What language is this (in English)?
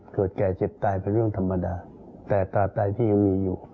Thai